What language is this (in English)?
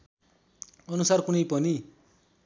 Nepali